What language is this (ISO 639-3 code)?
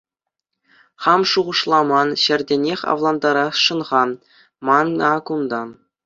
chv